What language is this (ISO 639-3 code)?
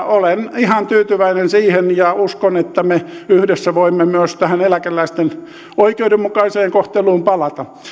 fin